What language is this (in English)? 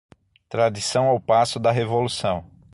Portuguese